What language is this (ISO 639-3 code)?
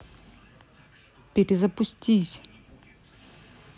rus